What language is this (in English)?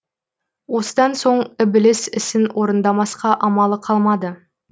Kazakh